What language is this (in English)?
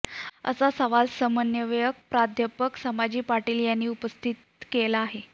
Marathi